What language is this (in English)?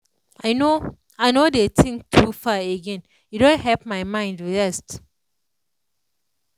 Nigerian Pidgin